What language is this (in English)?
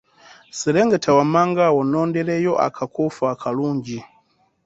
Ganda